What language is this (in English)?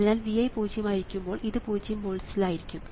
Malayalam